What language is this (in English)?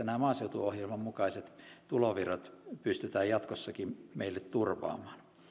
Finnish